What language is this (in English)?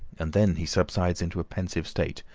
English